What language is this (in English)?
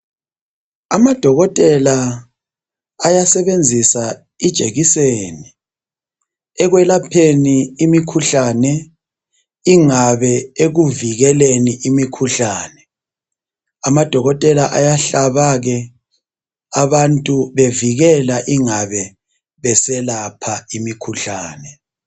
North Ndebele